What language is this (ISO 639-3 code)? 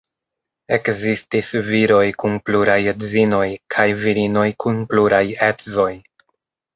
epo